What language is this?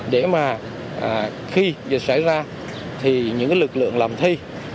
Vietnamese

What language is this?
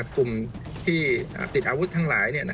Thai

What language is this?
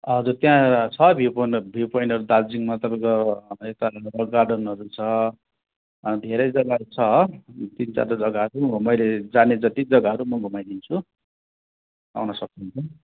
Nepali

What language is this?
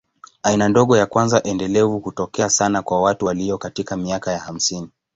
Swahili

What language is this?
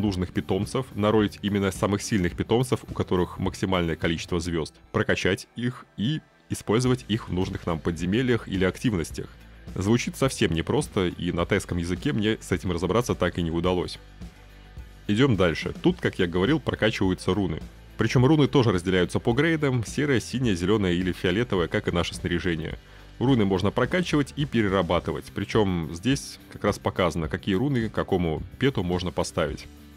Russian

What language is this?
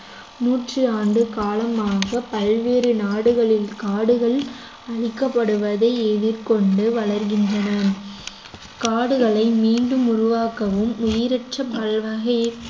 Tamil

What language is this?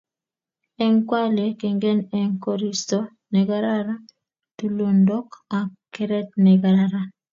Kalenjin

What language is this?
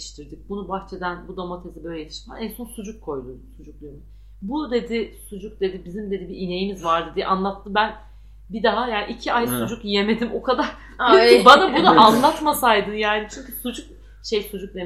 Turkish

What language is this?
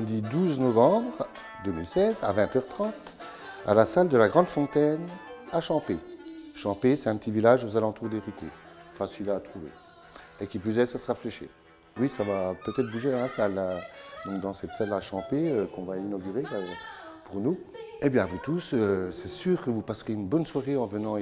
French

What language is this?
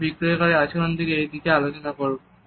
Bangla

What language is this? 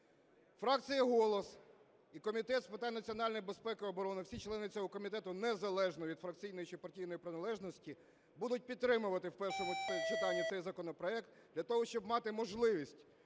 Ukrainian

